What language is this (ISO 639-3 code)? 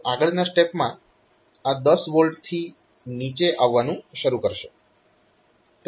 guj